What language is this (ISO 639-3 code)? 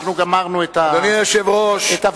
heb